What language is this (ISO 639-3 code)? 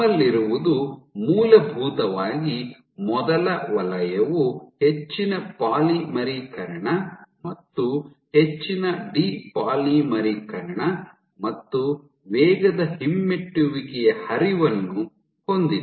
kan